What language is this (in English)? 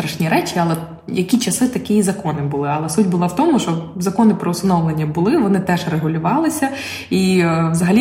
Ukrainian